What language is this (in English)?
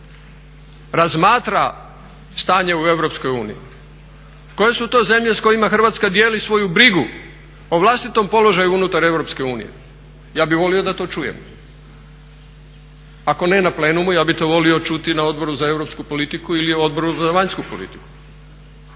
Croatian